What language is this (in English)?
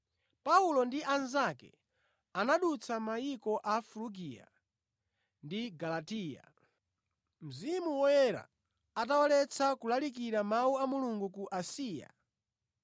Nyanja